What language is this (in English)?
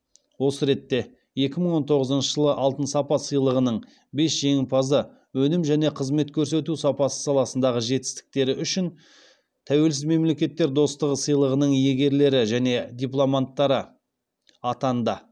Kazakh